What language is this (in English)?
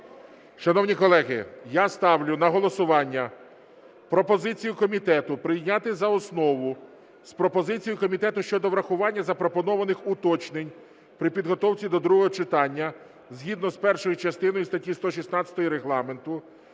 Ukrainian